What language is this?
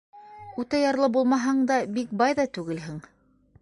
Bashkir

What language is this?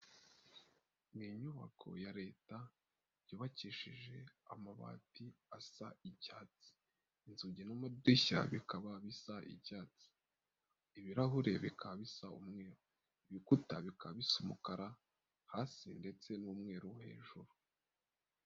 Kinyarwanda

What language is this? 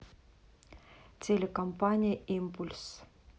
Russian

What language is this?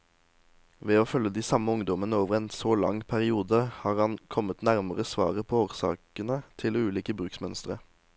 Norwegian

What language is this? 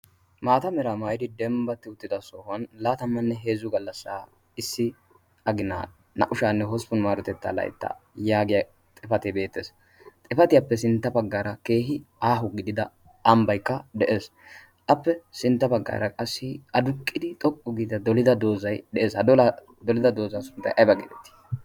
Wolaytta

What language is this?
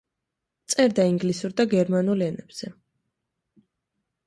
Georgian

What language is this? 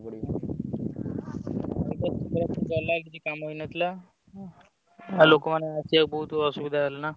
Odia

